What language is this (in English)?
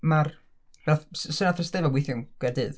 Welsh